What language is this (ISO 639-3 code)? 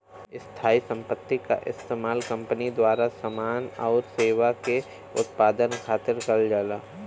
bho